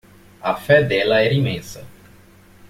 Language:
Portuguese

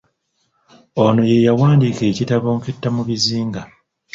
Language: Ganda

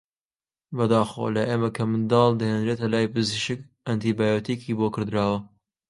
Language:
Central Kurdish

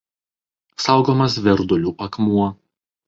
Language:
Lithuanian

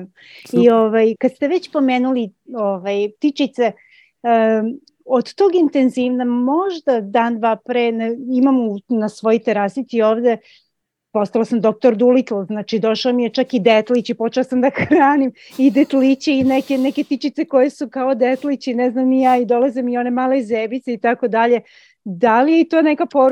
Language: Croatian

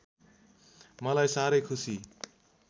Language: Nepali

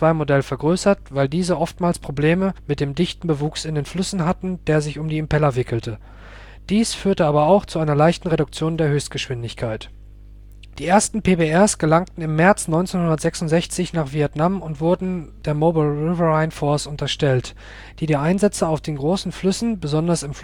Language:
German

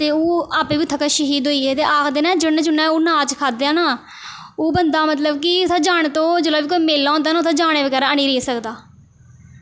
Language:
Dogri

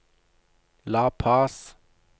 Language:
Norwegian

